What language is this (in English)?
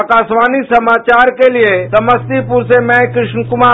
Hindi